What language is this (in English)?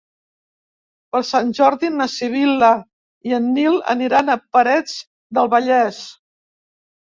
Catalan